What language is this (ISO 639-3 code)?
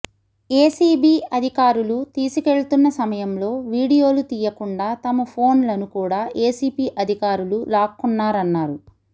tel